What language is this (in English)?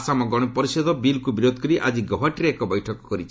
Odia